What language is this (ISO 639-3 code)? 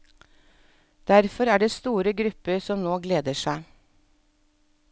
nor